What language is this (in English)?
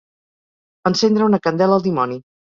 Catalan